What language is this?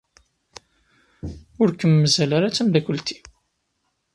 Kabyle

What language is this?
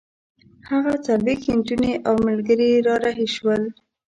Pashto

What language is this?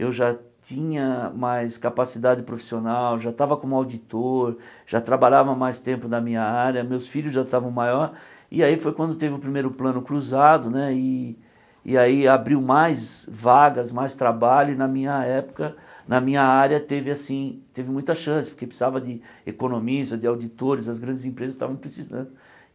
Portuguese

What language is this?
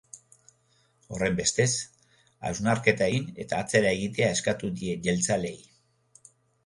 Basque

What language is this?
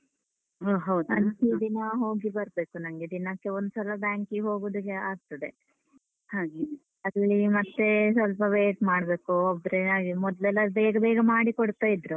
Kannada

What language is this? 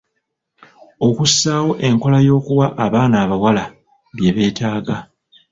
Ganda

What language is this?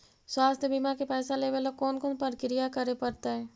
Magahi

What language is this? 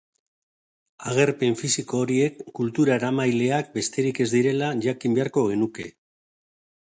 Basque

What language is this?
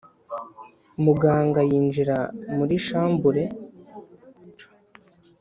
Kinyarwanda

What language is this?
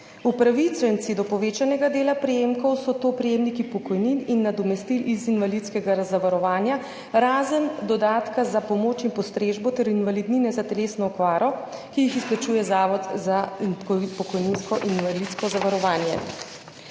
Slovenian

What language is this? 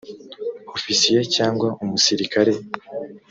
Kinyarwanda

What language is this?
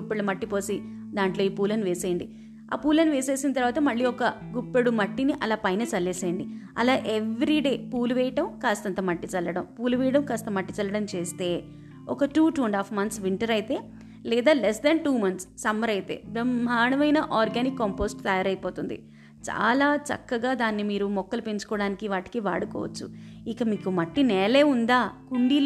Telugu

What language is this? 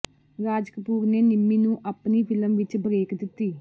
Punjabi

